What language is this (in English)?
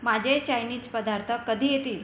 Marathi